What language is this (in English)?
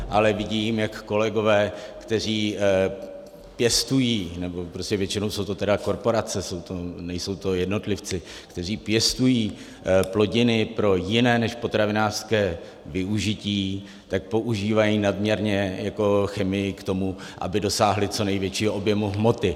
Czech